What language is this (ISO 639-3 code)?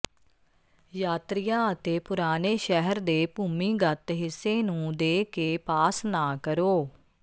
pan